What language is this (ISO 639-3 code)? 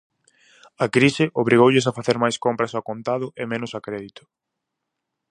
glg